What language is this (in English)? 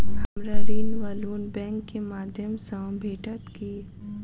Maithili